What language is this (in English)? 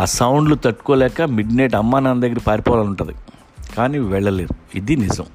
Telugu